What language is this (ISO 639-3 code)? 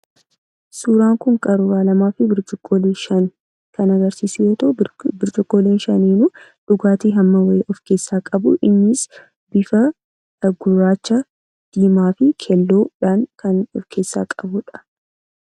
orm